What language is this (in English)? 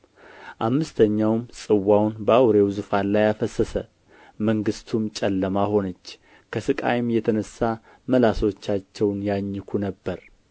Amharic